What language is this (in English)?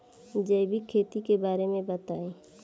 Bhojpuri